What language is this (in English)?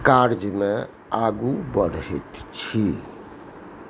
Maithili